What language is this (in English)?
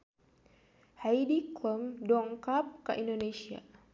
Sundanese